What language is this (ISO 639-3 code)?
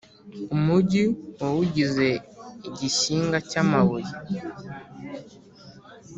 kin